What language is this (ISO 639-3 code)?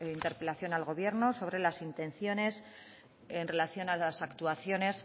spa